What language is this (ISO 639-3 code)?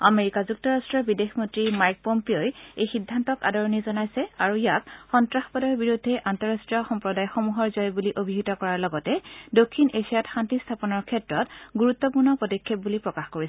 asm